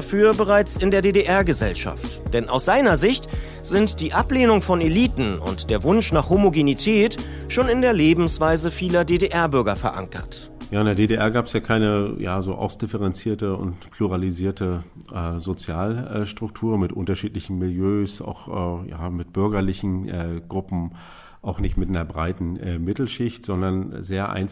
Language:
German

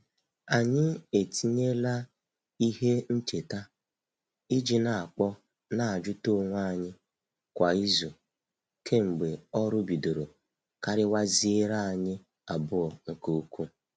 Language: Igbo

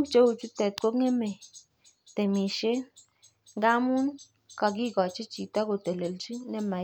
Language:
Kalenjin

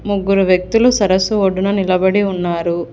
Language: Telugu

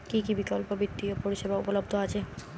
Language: Bangla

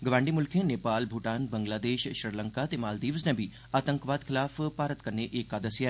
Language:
Dogri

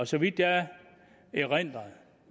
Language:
Danish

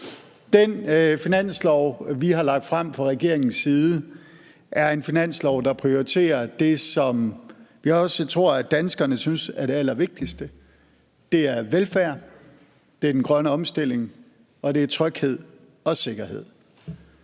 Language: Danish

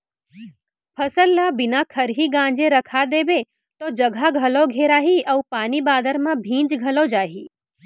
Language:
Chhattisgarhi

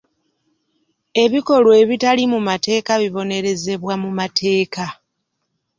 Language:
Ganda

